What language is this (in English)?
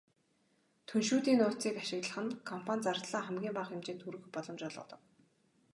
Mongolian